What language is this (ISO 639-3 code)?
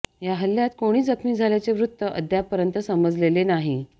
mar